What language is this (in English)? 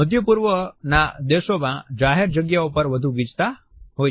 Gujarati